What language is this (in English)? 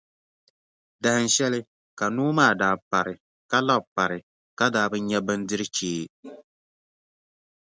Dagbani